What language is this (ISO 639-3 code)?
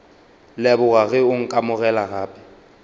nso